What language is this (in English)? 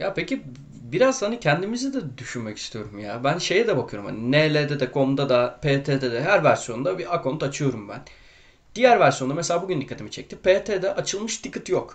Turkish